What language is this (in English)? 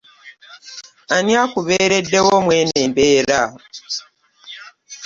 Ganda